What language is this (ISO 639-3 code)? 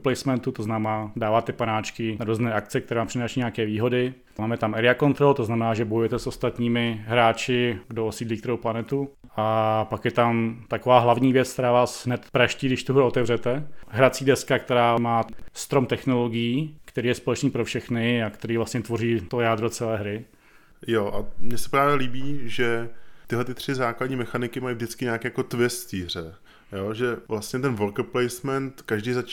ces